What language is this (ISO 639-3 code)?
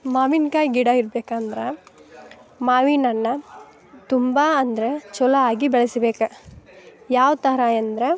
kan